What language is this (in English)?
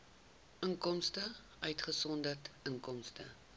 Afrikaans